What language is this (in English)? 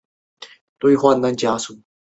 Chinese